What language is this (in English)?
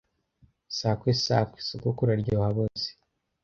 Kinyarwanda